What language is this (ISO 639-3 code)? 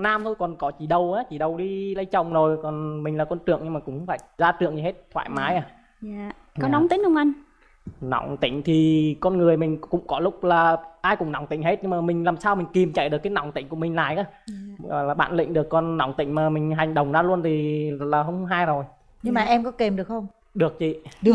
vie